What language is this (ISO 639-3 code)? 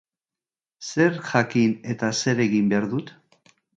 eus